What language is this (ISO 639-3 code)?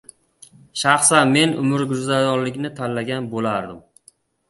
uzb